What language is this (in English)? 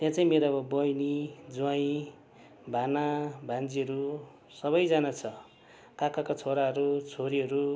Nepali